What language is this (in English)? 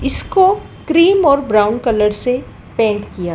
Hindi